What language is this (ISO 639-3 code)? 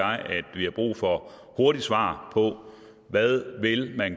dan